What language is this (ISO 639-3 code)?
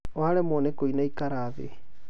kik